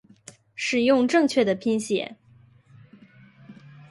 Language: Chinese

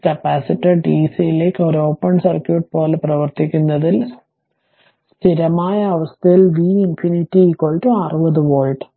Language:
Malayalam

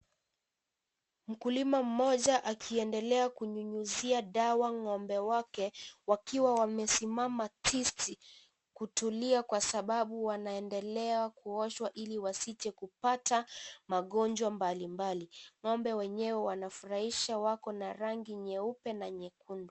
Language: Swahili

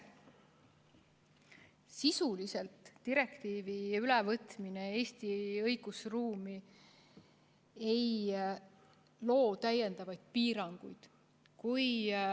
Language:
Estonian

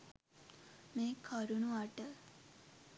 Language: Sinhala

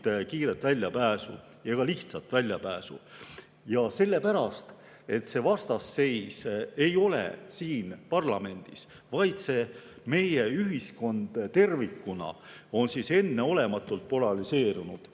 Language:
Estonian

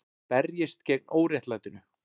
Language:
Icelandic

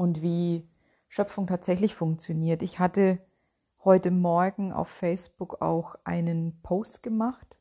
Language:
German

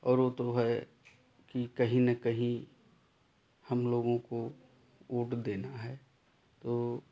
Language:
Hindi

